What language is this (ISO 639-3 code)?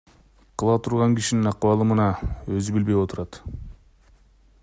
kir